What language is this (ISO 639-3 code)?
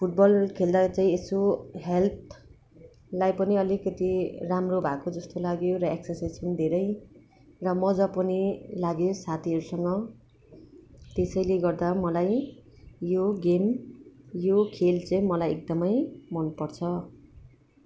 nep